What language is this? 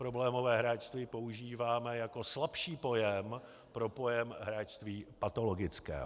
Czech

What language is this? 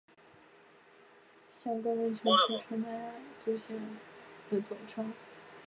Chinese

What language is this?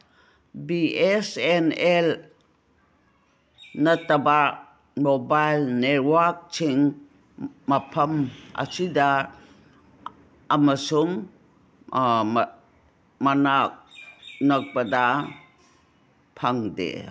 Manipuri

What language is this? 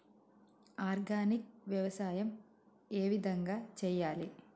Telugu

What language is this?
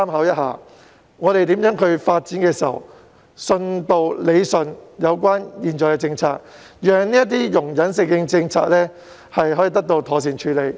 Cantonese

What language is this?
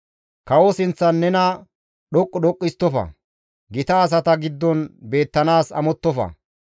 Gamo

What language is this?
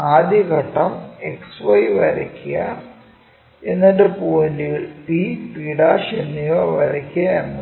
Malayalam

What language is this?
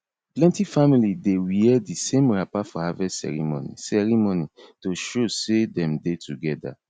Nigerian Pidgin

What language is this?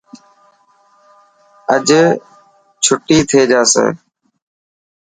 Dhatki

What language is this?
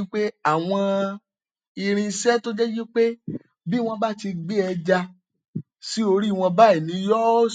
Yoruba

